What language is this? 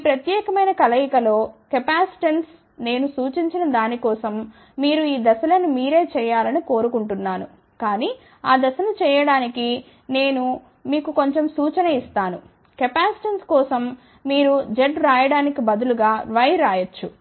Telugu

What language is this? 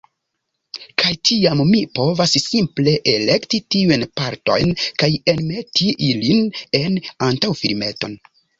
Esperanto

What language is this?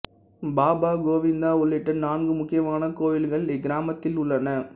Tamil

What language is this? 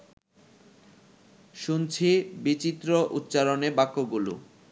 Bangla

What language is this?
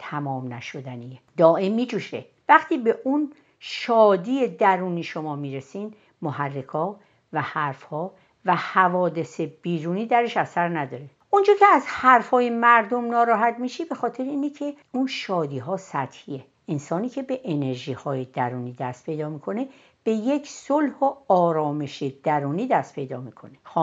Persian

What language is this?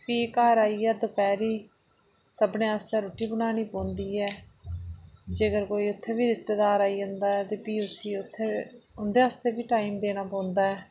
Dogri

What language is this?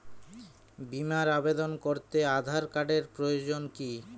Bangla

